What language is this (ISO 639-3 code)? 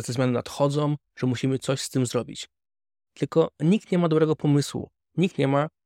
pol